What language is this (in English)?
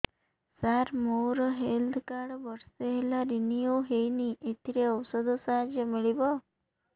Odia